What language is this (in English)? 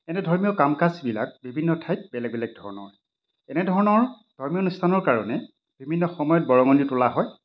Assamese